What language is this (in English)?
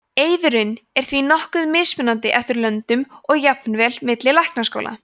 Icelandic